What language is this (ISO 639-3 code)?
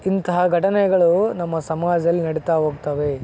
kan